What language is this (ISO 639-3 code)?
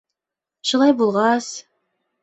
bak